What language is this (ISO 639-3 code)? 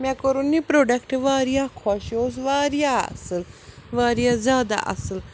kas